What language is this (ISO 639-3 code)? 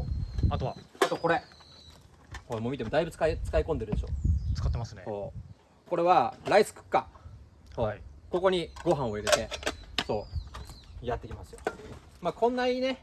jpn